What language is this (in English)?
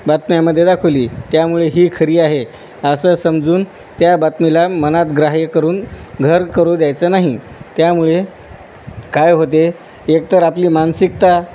Marathi